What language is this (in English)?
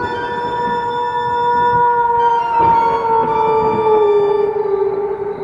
Indonesian